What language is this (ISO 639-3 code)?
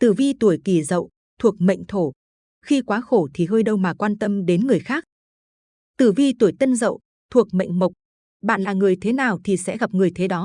vie